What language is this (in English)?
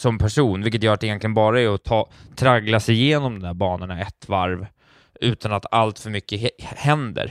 Swedish